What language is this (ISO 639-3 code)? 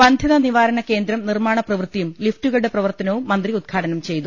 mal